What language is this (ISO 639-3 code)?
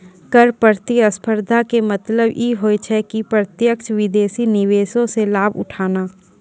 mai